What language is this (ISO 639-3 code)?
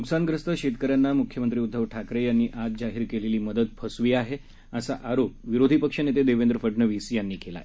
mar